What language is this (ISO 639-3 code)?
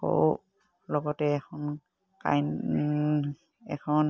asm